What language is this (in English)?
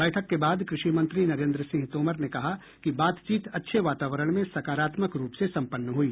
Hindi